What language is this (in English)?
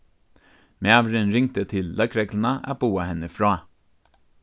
Faroese